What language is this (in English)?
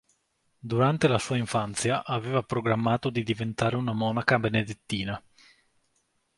Italian